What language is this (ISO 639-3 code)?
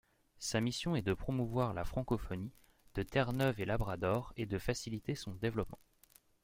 fra